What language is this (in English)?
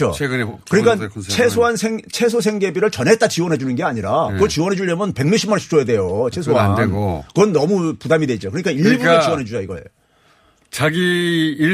Korean